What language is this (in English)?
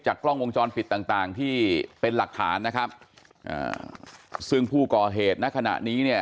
Thai